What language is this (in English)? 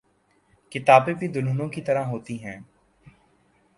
Urdu